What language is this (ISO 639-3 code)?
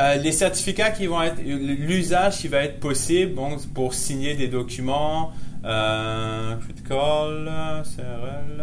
fra